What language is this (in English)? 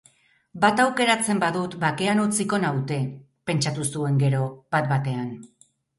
Basque